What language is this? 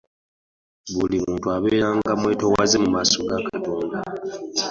Ganda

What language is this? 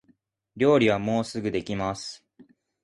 Japanese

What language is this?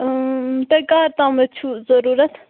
Kashmiri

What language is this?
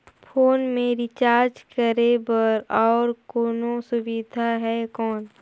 Chhattisgarhi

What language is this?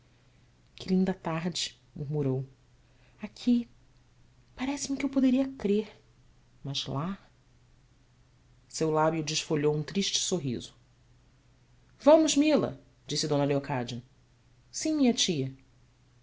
Portuguese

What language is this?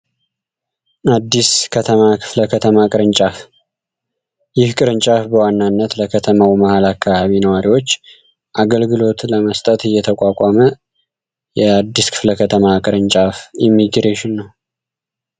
Amharic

